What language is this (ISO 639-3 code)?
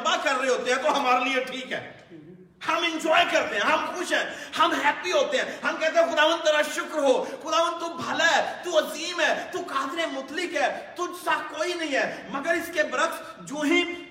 urd